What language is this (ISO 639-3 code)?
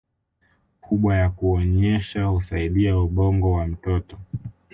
swa